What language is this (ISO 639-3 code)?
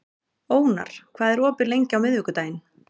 isl